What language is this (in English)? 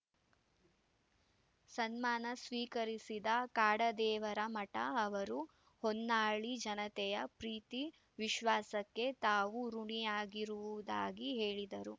Kannada